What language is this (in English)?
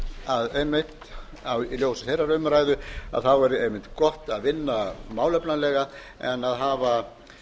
Icelandic